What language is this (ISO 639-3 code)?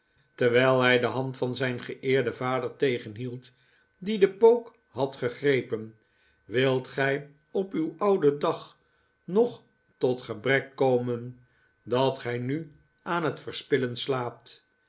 nld